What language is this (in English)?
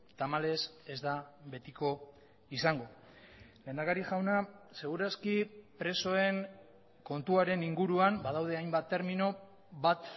Basque